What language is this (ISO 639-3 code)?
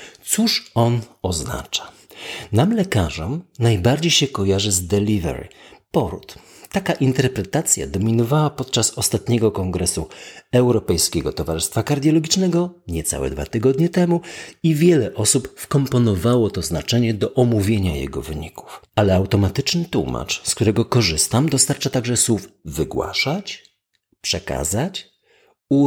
pol